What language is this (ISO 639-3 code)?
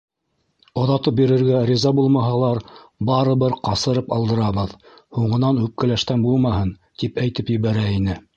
bak